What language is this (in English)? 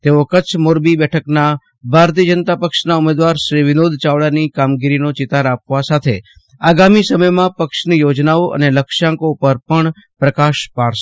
Gujarati